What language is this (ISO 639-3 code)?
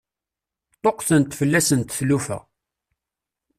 kab